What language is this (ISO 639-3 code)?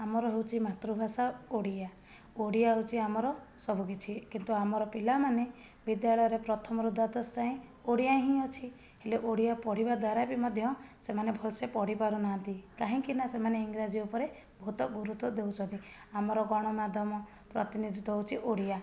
ori